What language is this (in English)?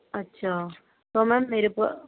Urdu